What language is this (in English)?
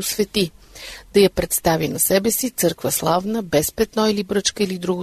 Bulgarian